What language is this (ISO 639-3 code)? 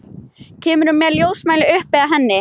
isl